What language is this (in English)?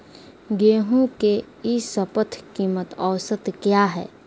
Magahi